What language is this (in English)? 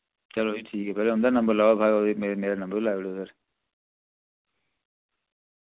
Dogri